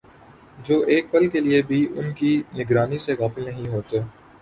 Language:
Urdu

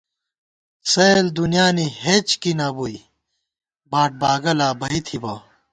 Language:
Gawar-Bati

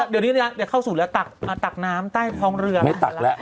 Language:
Thai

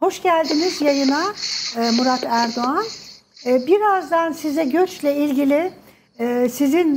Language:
Turkish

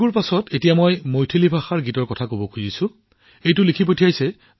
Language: Assamese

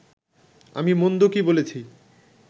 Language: Bangla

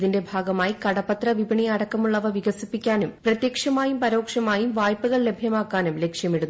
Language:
Malayalam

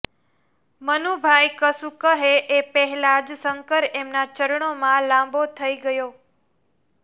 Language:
Gujarati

